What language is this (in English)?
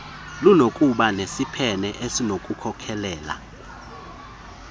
Xhosa